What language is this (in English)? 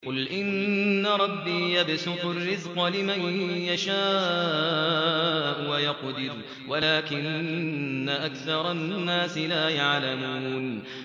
Arabic